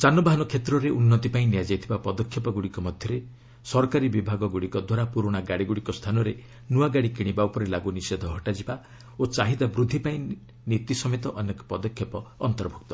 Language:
Odia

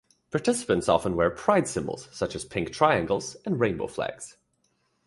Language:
English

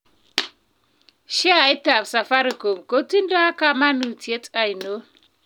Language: Kalenjin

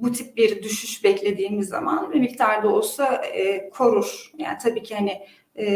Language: Turkish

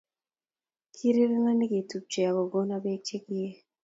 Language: Kalenjin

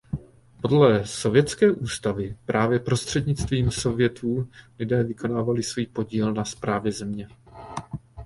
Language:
Czech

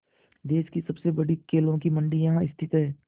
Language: Hindi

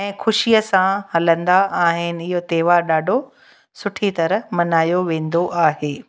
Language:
Sindhi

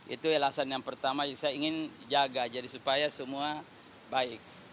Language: Indonesian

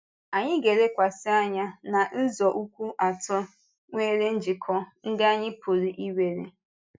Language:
Igbo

